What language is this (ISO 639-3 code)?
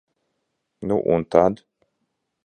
lav